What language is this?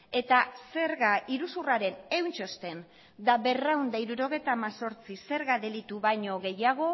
Basque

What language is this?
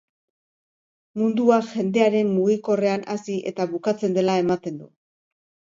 Basque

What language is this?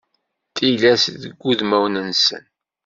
Kabyle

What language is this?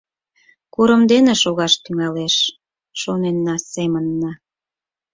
Mari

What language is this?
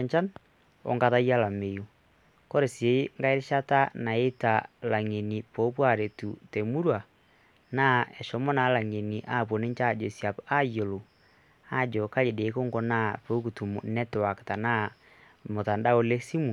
Masai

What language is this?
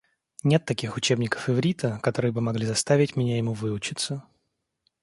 Russian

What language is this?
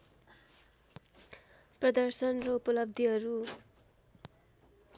Nepali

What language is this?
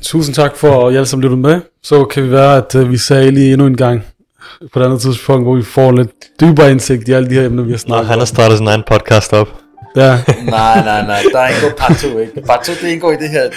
Danish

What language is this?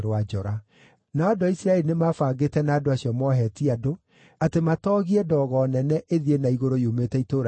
Kikuyu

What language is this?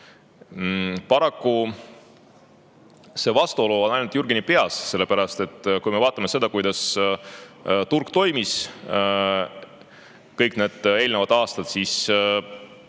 Estonian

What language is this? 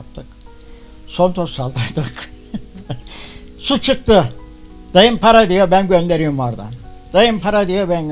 Turkish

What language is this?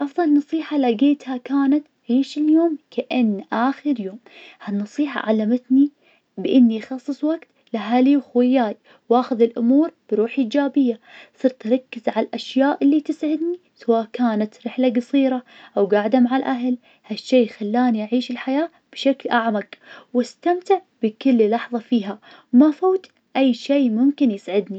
Najdi Arabic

